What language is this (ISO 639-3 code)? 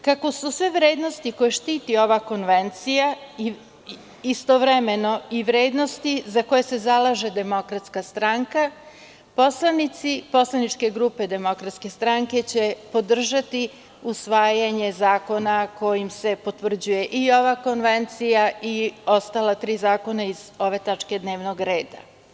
srp